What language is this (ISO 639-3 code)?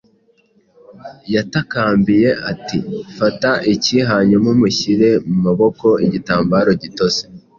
kin